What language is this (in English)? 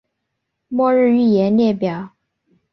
Chinese